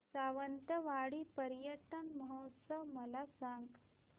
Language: Marathi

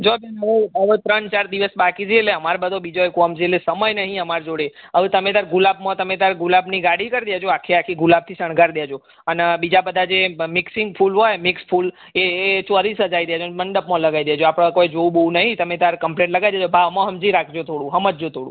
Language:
Gujarati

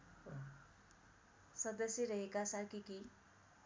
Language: Nepali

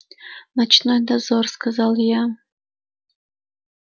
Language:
Russian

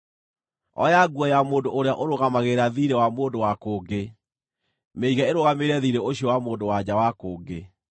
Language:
Kikuyu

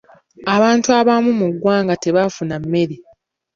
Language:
Ganda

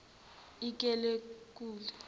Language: Zulu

